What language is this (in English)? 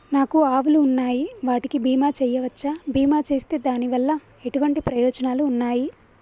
Telugu